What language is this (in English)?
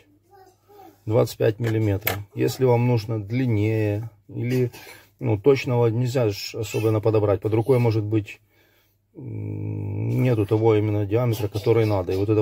Russian